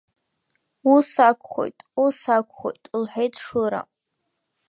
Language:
Abkhazian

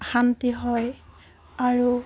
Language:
Assamese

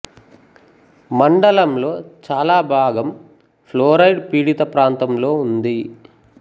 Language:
Telugu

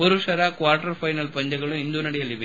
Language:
Kannada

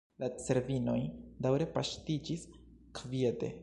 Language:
Esperanto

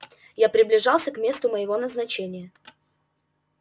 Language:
Russian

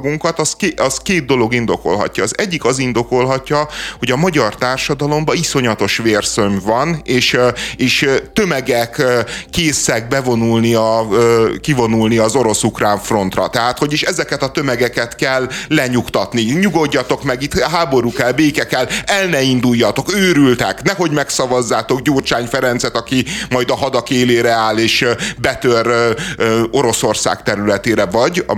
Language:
Hungarian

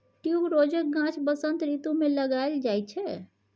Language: Maithili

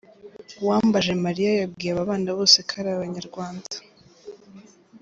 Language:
Kinyarwanda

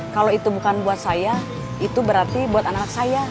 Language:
Indonesian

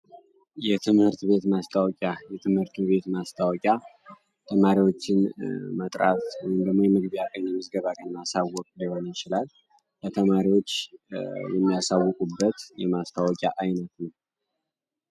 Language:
Amharic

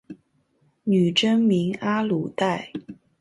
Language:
Chinese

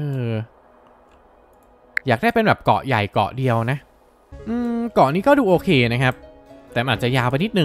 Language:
Thai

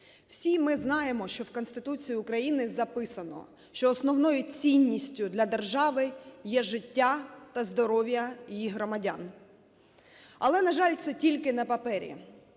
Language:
Ukrainian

